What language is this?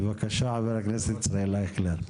Hebrew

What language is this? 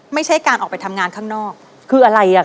Thai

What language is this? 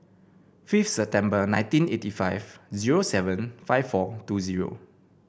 English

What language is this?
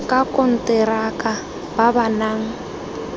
Tswana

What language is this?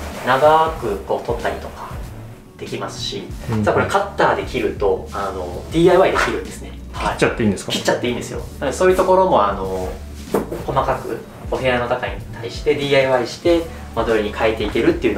Japanese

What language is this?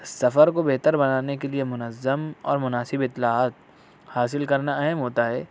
Urdu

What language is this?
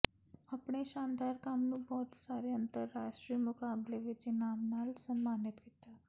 Punjabi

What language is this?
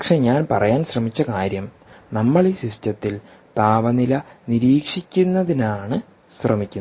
Malayalam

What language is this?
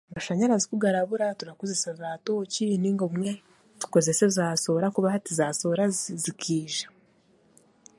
Chiga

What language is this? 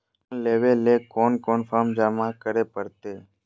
Magahi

